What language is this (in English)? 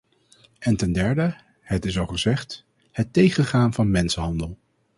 Dutch